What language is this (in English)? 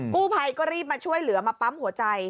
Thai